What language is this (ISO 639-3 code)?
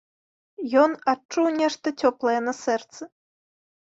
bel